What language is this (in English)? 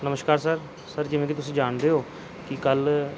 Punjabi